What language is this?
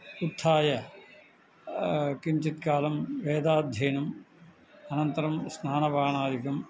Sanskrit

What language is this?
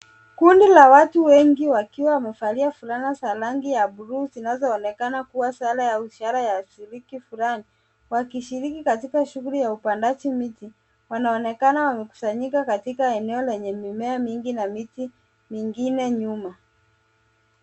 Swahili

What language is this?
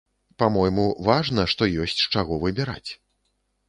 Belarusian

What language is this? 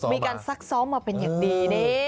Thai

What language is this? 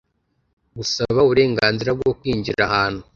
Kinyarwanda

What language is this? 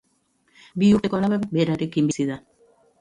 Basque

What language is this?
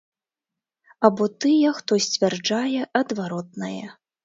Belarusian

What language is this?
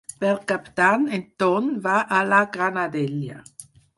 Catalan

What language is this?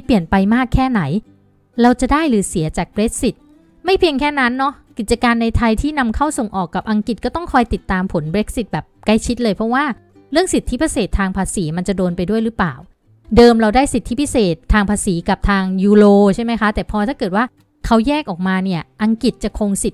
Thai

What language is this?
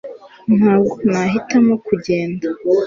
Kinyarwanda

